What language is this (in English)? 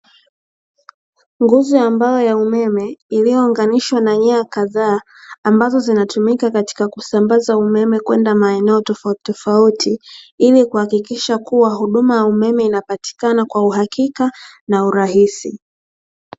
Swahili